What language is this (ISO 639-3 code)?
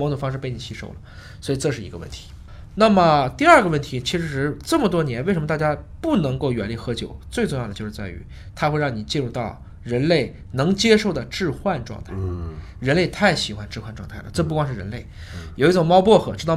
zho